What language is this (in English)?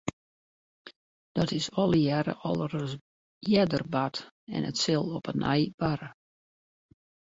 Western Frisian